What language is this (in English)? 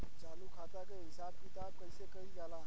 Bhojpuri